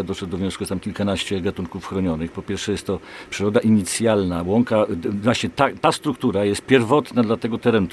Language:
Polish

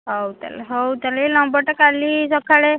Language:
Odia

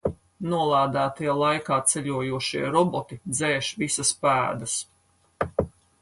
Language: Latvian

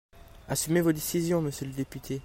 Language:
French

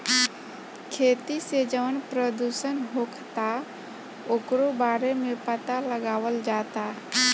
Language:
Bhojpuri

